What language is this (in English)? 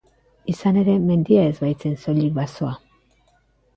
Basque